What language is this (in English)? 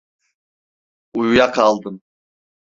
Turkish